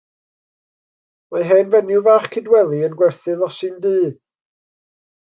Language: Welsh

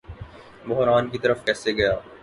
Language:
Urdu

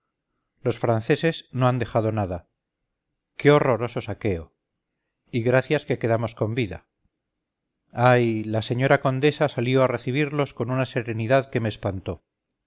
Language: Spanish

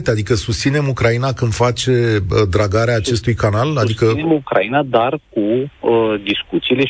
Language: Romanian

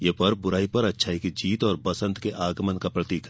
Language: Hindi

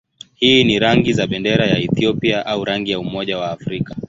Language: Swahili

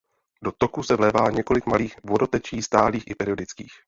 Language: Czech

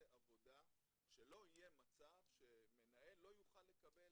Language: Hebrew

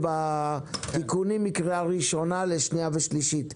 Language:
Hebrew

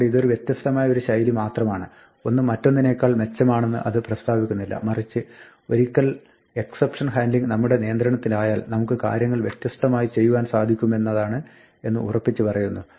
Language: Malayalam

